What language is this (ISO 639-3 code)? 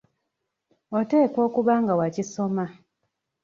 lug